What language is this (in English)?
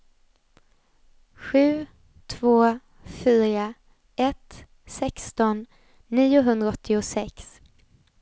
Swedish